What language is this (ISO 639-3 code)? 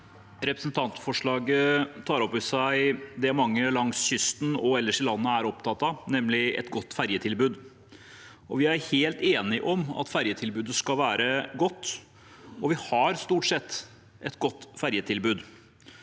nor